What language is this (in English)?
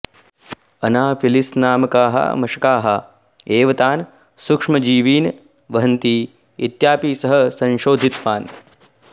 Sanskrit